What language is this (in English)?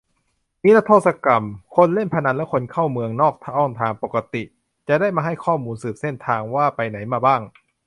Thai